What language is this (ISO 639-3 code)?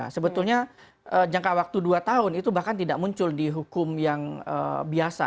ind